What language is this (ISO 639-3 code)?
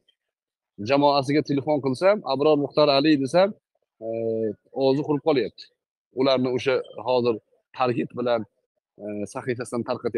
tur